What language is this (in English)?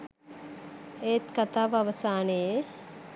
Sinhala